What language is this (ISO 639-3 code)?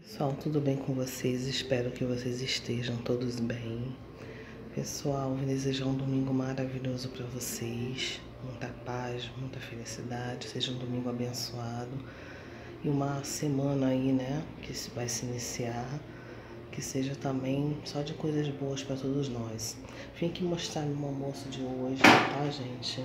por